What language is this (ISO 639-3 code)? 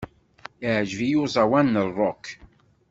kab